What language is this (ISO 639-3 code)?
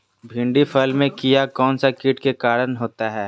mag